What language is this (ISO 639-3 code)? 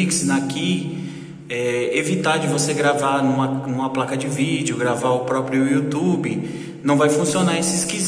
por